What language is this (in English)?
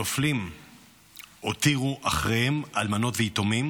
Hebrew